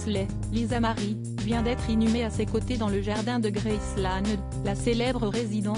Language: French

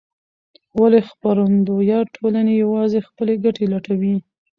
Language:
Pashto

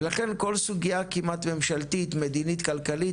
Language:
Hebrew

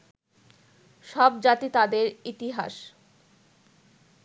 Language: Bangla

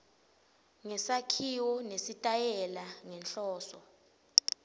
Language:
Swati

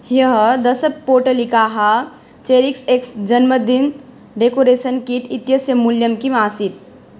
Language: Sanskrit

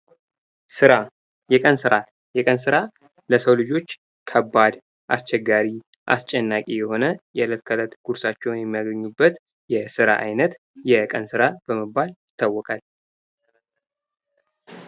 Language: Amharic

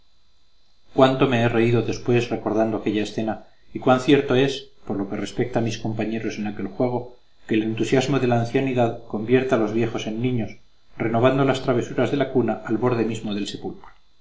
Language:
Spanish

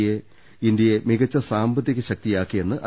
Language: Malayalam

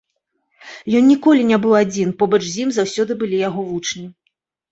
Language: Belarusian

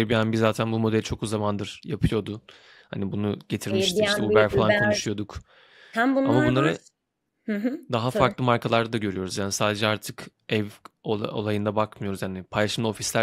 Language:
Turkish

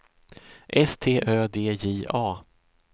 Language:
Swedish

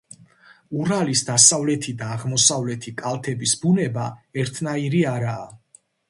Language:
Georgian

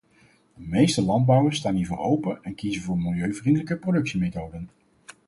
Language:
Dutch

